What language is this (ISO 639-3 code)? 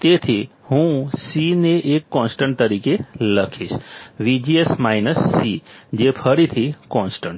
guj